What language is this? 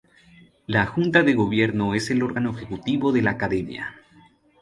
Spanish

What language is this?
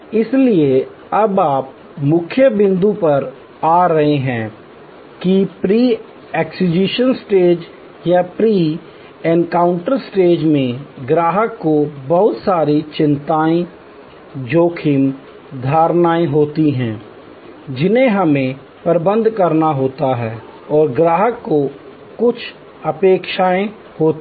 Hindi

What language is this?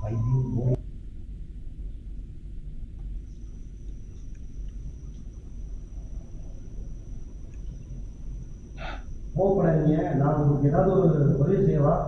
Tamil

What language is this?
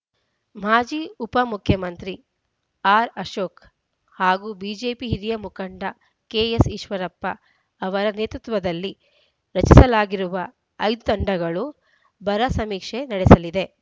Kannada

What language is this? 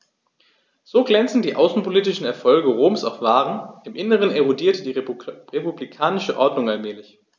German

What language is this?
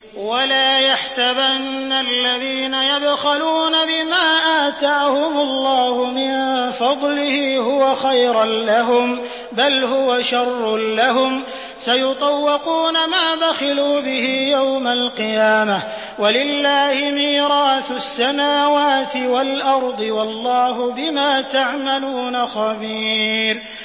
Arabic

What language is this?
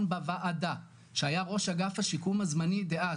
Hebrew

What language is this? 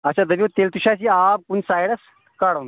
Kashmiri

